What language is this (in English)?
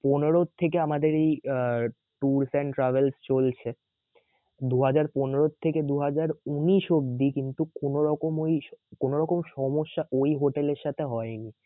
Bangla